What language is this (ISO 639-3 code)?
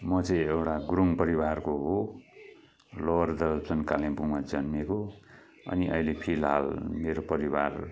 nep